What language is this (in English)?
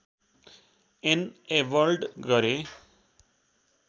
Nepali